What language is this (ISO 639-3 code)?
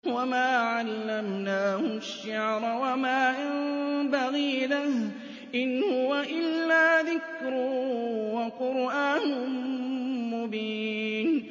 ara